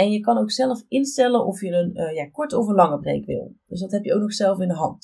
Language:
Dutch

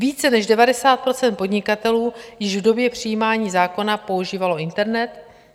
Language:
Czech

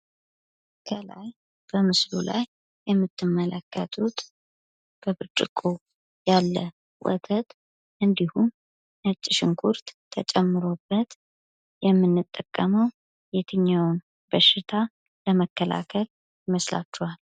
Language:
Amharic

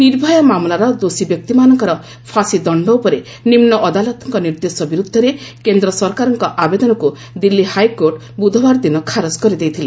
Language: Odia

